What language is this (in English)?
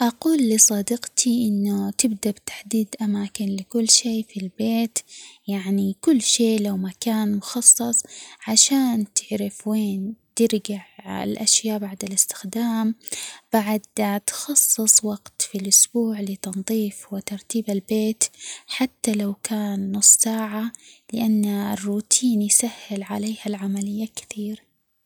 Omani Arabic